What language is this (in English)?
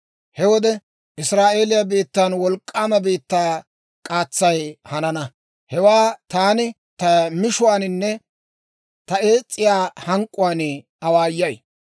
Dawro